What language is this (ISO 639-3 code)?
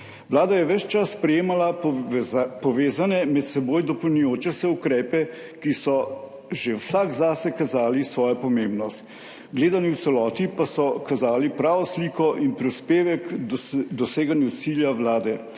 slv